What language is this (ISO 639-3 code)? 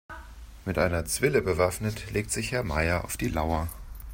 deu